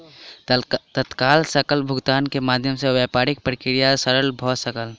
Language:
Maithili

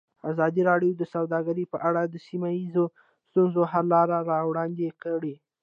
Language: Pashto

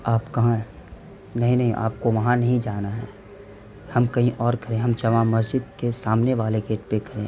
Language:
Urdu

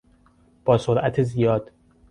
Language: Persian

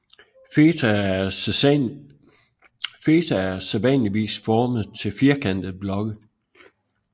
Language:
Danish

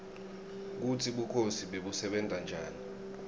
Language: Swati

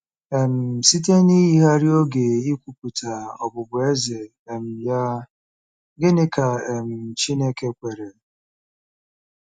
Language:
Igbo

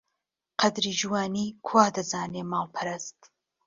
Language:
Central Kurdish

